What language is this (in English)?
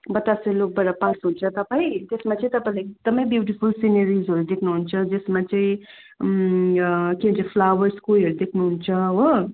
Nepali